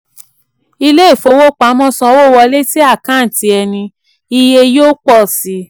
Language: Yoruba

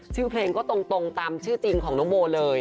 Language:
Thai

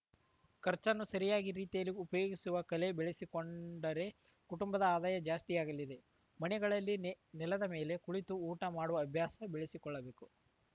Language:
Kannada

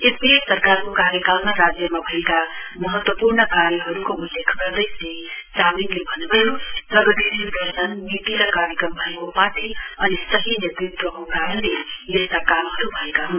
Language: Nepali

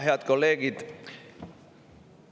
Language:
Estonian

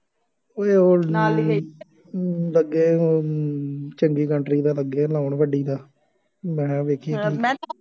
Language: Punjabi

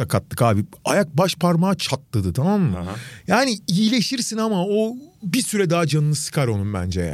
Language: Turkish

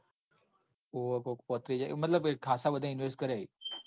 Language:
Gujarati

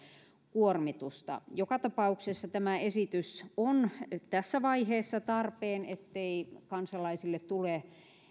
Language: Finnish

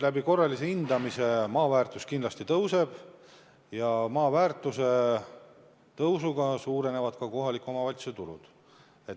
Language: Estonian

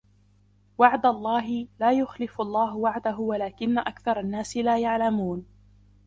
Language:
Arabic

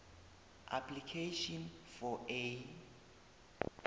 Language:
South Ndebele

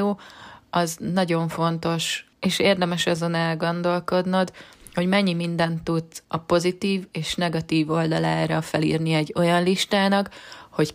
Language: Hungarian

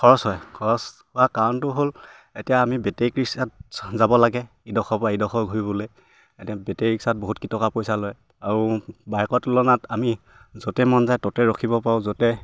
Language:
Assamese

